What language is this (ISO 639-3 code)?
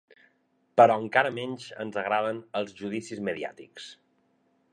cat